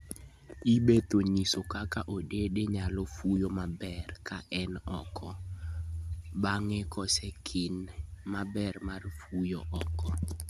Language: Luo (Kenya and Tanzania)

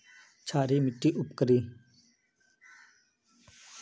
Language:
Magahi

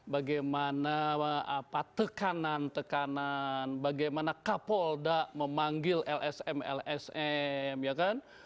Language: Indonesian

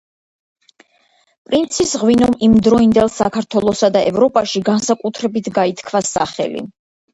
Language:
Georgian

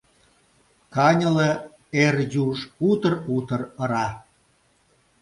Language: Mari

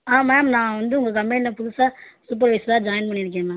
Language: Tamil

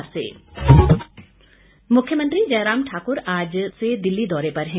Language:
Hindi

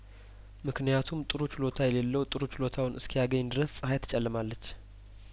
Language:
Amharic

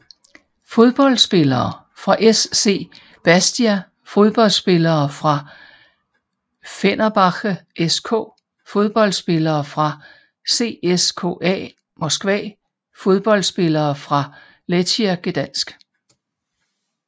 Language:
Danish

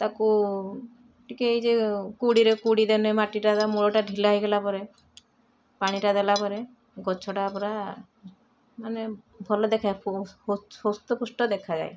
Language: Odia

